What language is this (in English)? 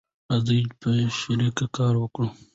Pashto